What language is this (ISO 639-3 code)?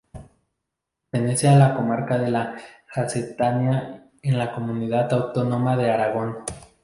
spa